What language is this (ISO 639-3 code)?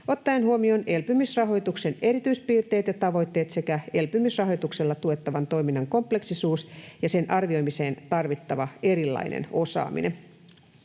fin